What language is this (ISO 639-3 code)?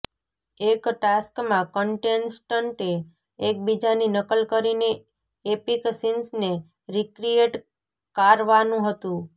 guj